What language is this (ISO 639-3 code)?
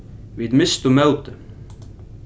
fao